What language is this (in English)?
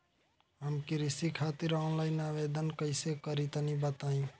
Bhojpuri